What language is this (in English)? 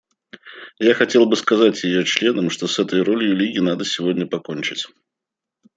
Russian